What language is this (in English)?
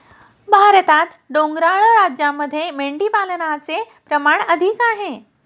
Marathi